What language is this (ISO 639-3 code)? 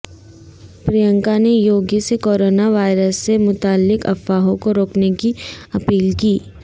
urd